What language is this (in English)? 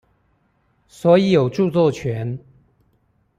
Chinese